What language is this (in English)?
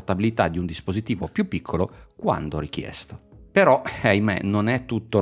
Italian